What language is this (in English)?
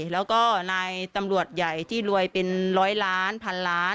Thai